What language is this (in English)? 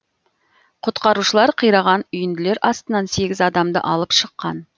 Kazakh